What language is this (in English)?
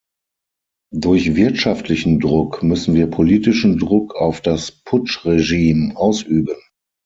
German